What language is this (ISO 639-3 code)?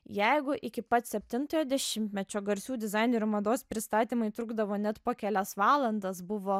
lit